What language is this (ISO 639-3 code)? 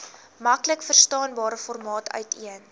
afr